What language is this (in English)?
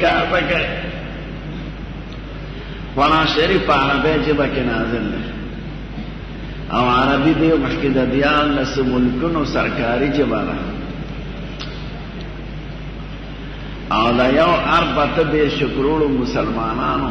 Arabic